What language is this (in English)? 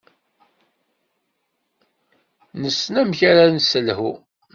Kabyle